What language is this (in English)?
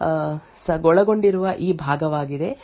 Kannada